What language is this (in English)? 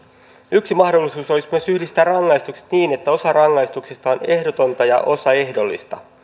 Finnish